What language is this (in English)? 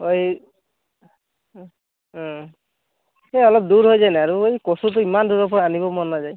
Assamese